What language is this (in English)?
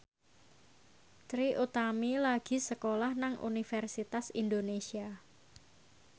Javanese